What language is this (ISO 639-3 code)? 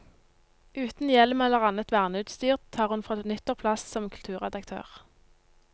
nor